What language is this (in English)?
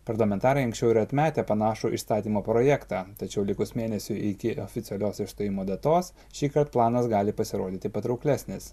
Lithuanian